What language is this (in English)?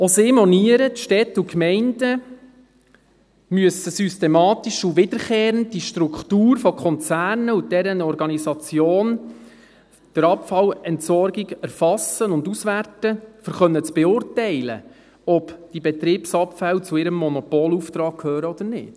Swiss German